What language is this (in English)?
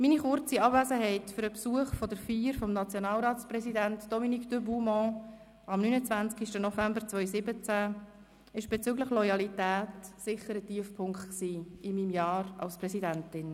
Swiss German